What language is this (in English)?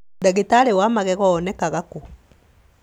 Kikuyu